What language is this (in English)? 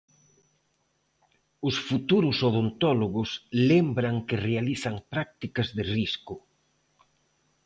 Galician